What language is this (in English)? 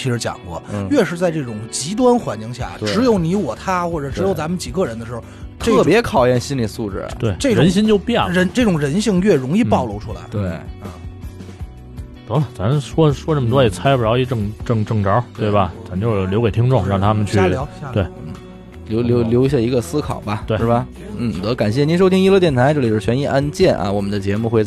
Chinese